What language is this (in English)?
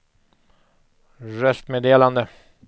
Swedish